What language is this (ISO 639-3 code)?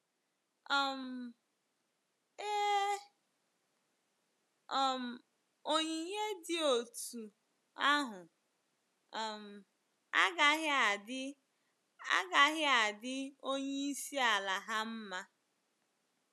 ibo